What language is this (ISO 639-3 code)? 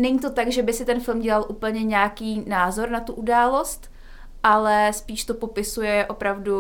ces